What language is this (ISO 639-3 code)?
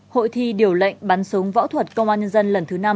vie